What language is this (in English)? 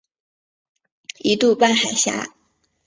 Chinese